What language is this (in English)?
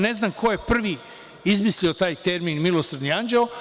Serbian